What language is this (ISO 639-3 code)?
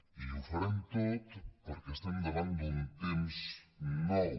cat